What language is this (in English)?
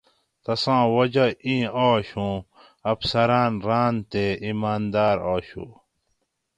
Gawri